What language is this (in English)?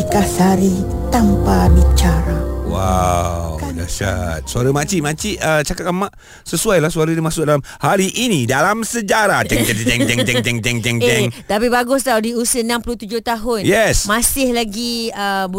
Malay